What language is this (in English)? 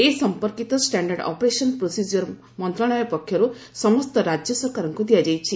Odia